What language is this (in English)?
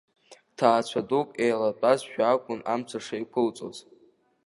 Abkhazian